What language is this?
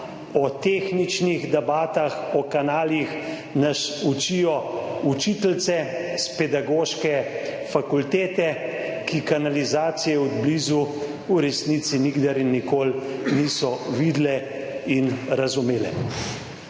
Slovenian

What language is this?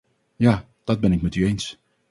Dutch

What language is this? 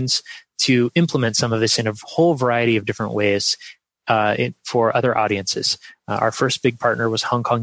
English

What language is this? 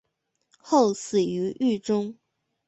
Chinese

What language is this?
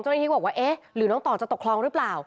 Thai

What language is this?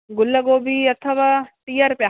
Sindhi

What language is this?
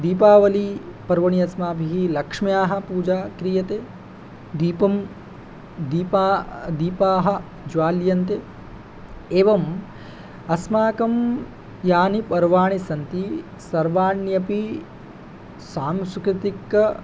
Sanskrit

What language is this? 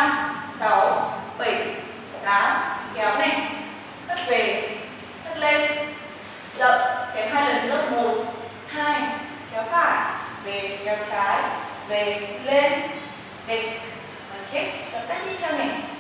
Vietnamese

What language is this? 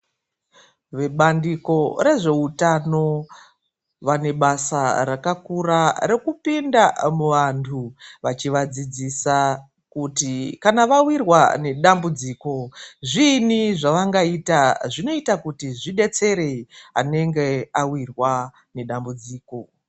Ndau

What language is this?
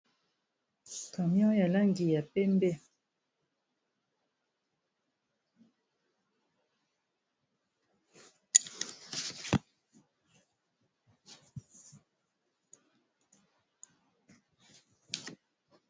Lingala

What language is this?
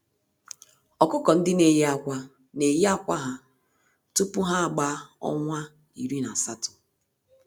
Igbo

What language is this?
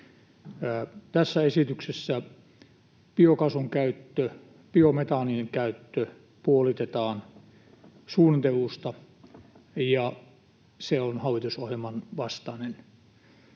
Finnish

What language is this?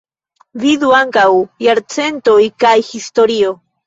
Esperanto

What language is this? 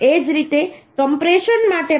Gujarati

